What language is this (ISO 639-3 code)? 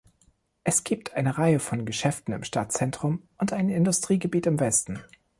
deu